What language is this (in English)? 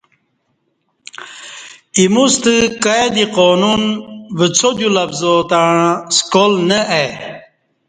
Kati